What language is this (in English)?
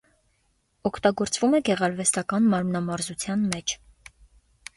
Armenian